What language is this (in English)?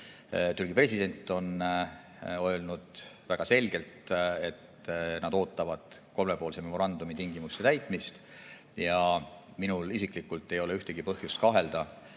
Estonian